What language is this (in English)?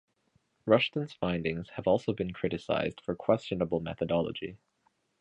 English